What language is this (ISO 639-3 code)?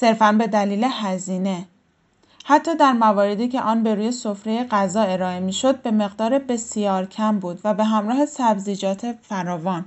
fas